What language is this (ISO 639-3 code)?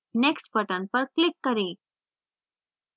hin